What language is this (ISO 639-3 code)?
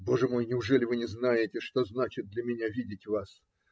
rus